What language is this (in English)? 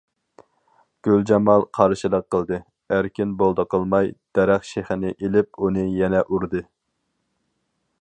Uyghur